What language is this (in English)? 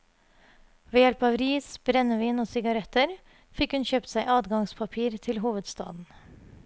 Norwegian